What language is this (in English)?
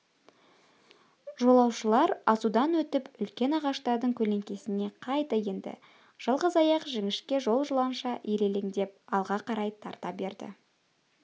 Kazakh